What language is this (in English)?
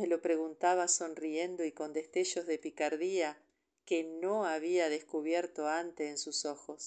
Spanish